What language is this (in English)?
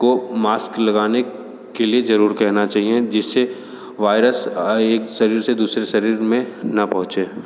Hindi